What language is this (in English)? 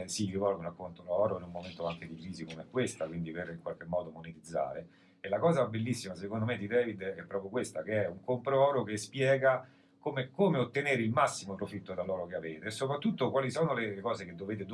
Italian